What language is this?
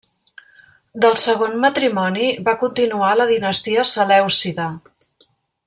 Catalan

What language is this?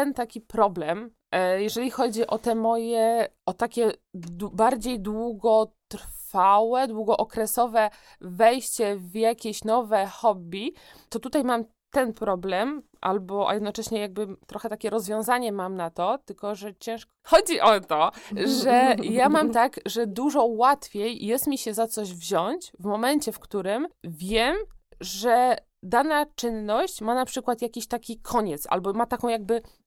Polish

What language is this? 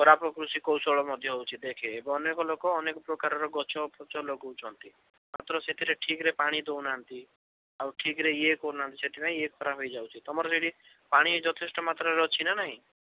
Odia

